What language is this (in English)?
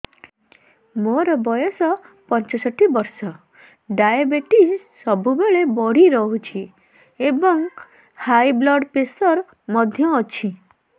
Odia